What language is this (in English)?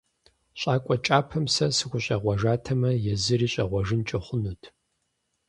Kabardian